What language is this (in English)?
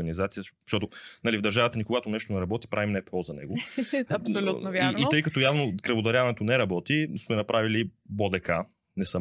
Bulgarian